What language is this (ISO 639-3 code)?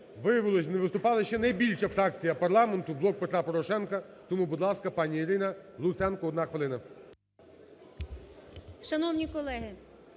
ukr